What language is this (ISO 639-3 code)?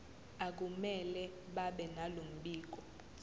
zul